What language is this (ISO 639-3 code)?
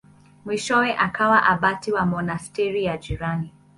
swa